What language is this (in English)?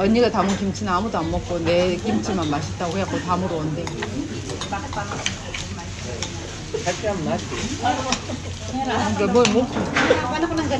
Filipino